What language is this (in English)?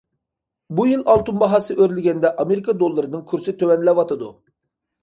Uyghur